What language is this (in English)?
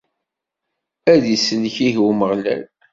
Kabyle